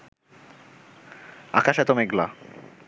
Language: Bangla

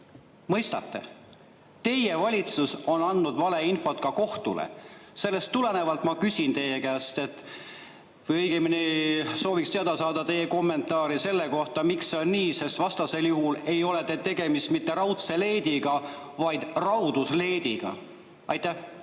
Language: Estonian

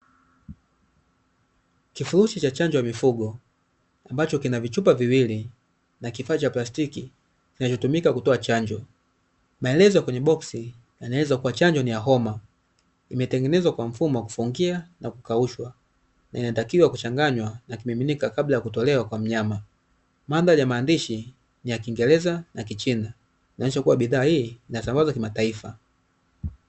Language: Swahili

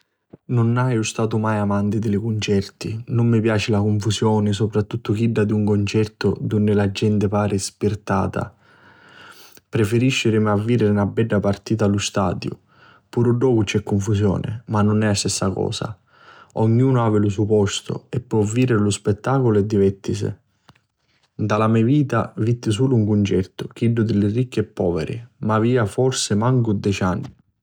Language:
Sicilian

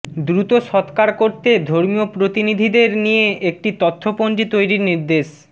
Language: Bangla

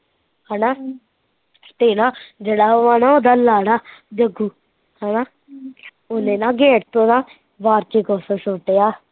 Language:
Punjabi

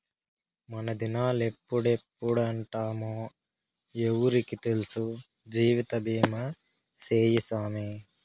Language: Telugu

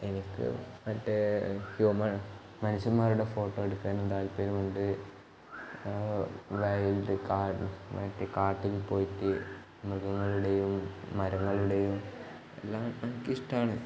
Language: Malayalam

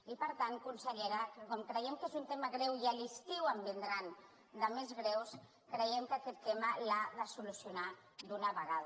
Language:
Catalan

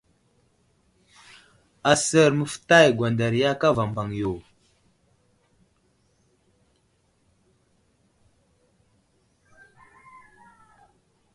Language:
Wuzlam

